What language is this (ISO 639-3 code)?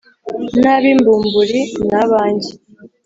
kin